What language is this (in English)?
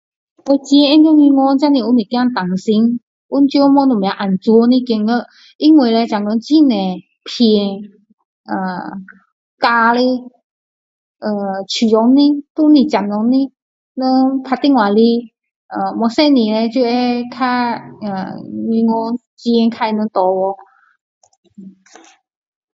Min Dong Chinese